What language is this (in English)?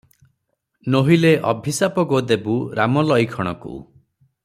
Odia